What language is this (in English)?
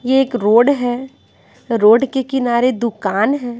Hindi